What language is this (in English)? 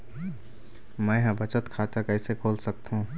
Chhattisgarhi